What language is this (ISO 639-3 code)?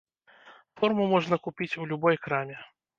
bel